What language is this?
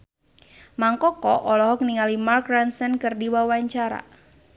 Sundanese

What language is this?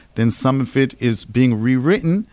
English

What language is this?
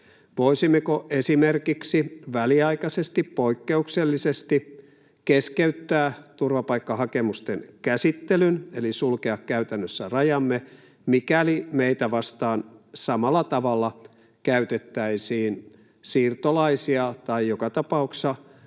Finnish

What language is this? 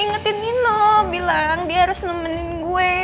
Indonesian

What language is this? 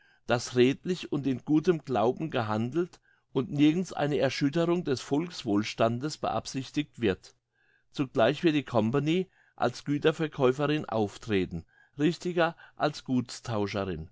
German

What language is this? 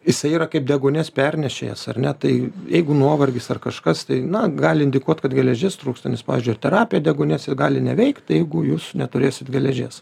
Lithuanian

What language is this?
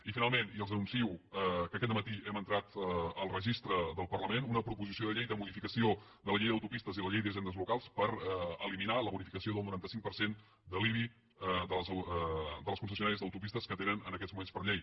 Catalan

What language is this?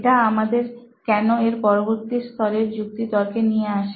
Bangla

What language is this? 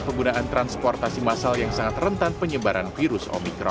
Indonesian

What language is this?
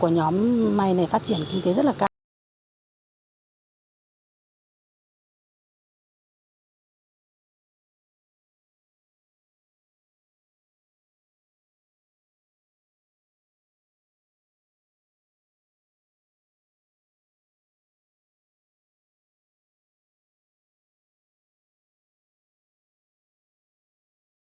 Vietnamese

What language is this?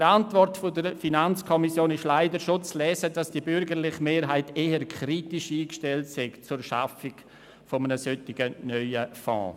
Swiss German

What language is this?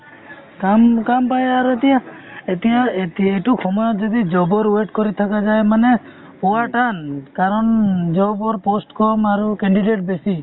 Assamese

